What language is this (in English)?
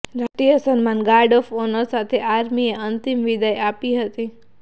Gujarati